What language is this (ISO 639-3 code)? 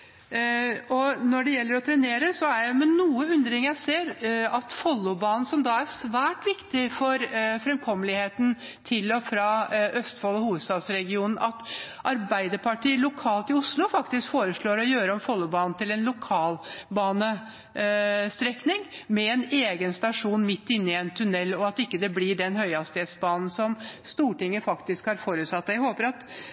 nob